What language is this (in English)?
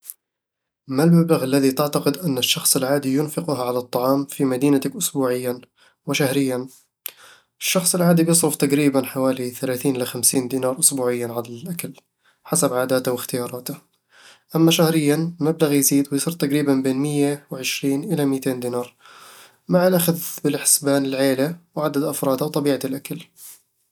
Eastern Egyptian Bedawi Arabic